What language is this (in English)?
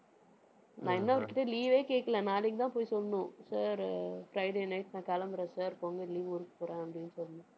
Tamil